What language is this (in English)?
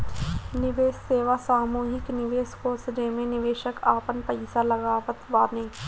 Bhojpuri